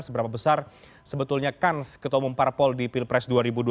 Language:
Indonesian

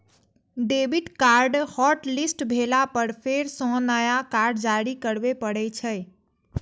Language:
Maithili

